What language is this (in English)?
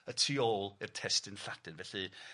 Welsh